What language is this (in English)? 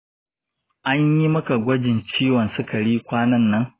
Hausa